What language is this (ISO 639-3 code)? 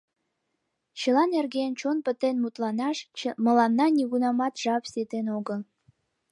chm